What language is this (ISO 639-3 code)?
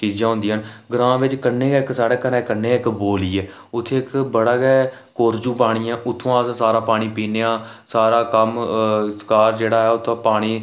doi